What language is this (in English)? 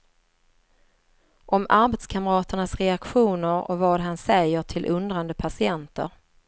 Swedish